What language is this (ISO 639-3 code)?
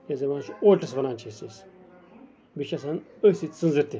kas